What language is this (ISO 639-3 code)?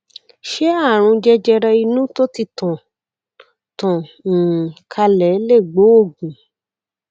yor